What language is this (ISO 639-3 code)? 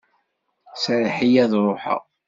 kab